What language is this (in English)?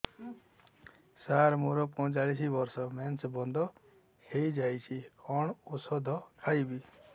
Odia